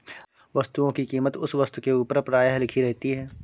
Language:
Hindi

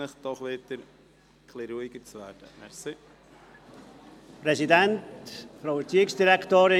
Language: Swiss German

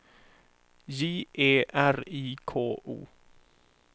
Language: Swedish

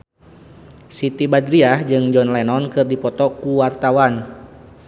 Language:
Sundanese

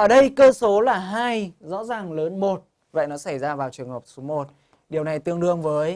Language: Vietnamese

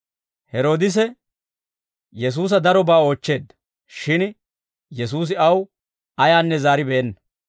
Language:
Dawro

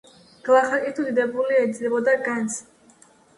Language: Georgian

